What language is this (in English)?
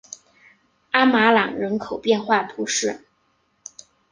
Chinese